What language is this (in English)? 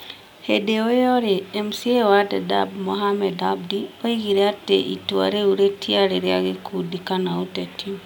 Kikuyu